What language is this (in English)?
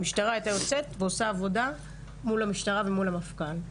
Hebrew